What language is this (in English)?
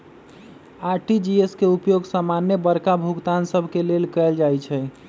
Magahi